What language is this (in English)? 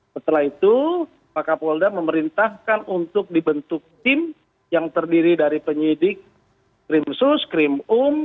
Indonesian